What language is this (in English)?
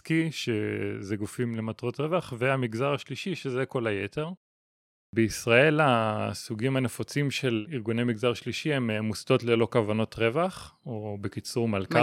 Hebrew